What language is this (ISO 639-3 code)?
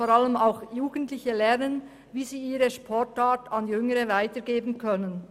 gsw